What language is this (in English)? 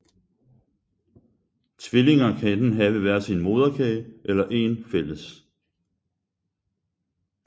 Danish